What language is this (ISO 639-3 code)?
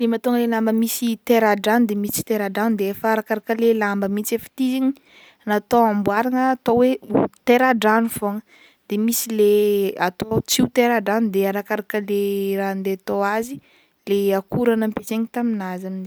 bmm